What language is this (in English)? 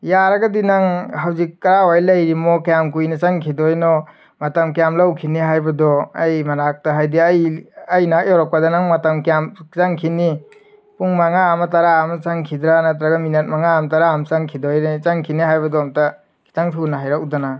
Manipuri